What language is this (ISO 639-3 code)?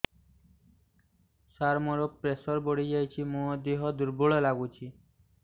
ori